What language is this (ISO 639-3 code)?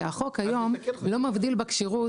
heb